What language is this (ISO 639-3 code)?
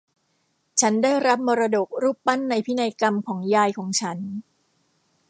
tha